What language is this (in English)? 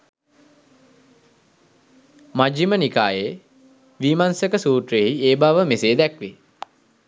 Sinhala